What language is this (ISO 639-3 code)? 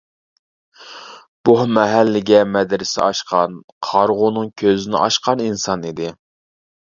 uig